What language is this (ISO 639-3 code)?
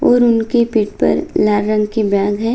hin